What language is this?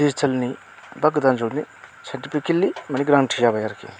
Bodo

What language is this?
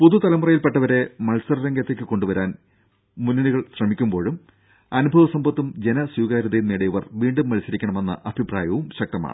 Malayalam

